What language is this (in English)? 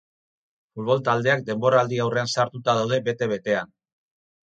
Basque